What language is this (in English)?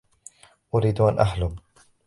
Arabic